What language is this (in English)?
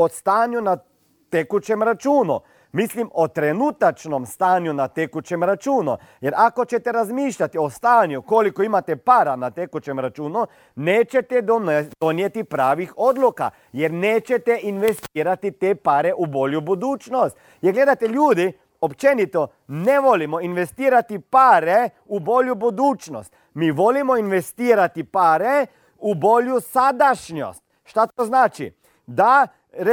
Croatian